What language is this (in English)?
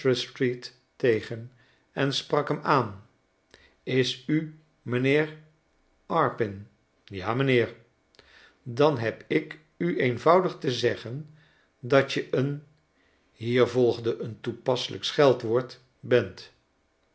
Dutch